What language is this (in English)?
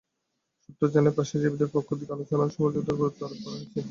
Bangla